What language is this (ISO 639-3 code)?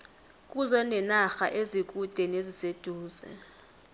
nbl